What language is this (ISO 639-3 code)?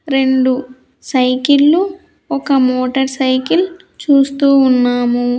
tel